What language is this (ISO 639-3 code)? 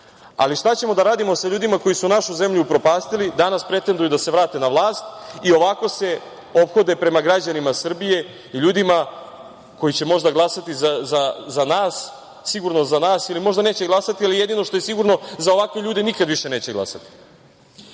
srp